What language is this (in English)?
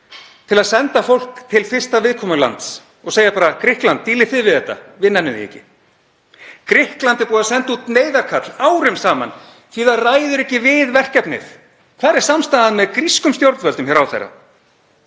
Icelandic